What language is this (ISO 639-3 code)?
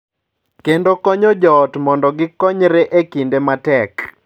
luo